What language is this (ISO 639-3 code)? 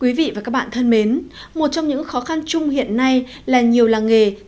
vie